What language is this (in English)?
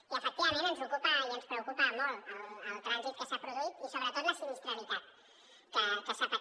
Catalan